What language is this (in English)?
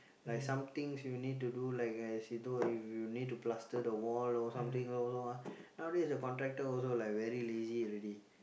English